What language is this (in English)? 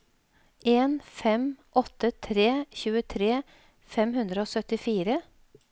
Norwegian